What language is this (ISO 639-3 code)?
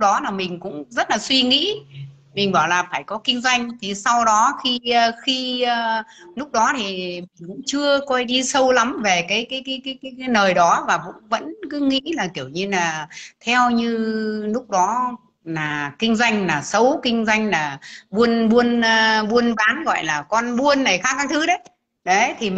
vie